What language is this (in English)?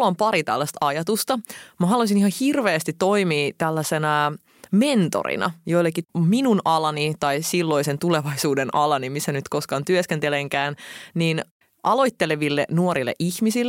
Finnish